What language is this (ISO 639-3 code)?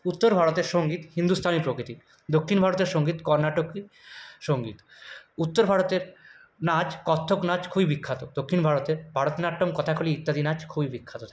ben